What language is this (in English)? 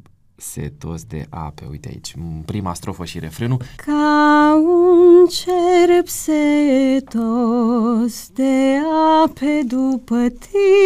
Romanian